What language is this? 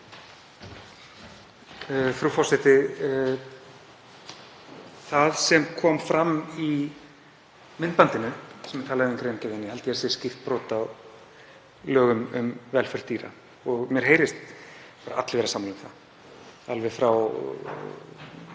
Icelandic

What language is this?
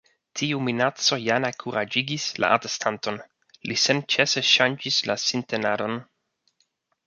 Esperanto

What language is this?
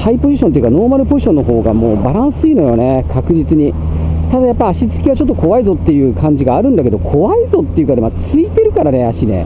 Japanese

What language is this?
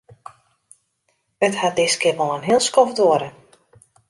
Western Frisian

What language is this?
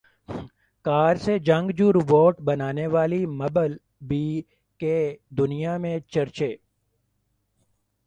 Urdu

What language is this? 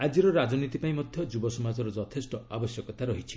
Odia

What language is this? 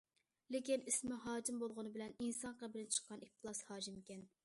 Uyghur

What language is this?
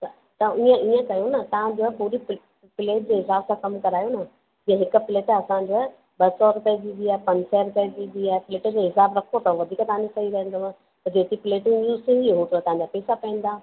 Sindhi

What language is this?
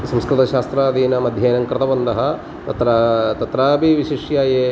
Sanskrit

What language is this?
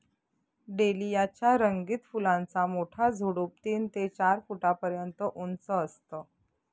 Marathi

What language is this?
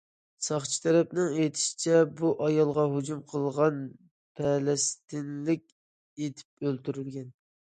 Uyghur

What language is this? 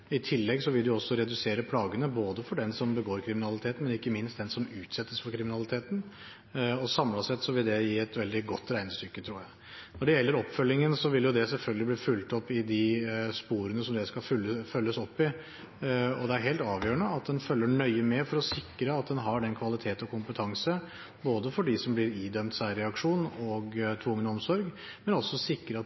Norwegian Bokmål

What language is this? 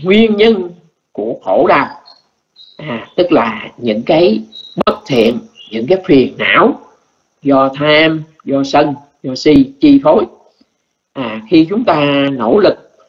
Vietnamese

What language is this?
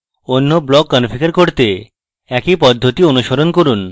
Bangla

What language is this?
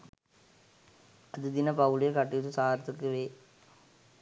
Sinhala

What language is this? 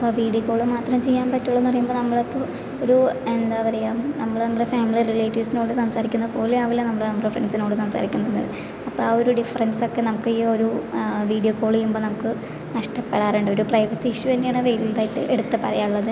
Malayalam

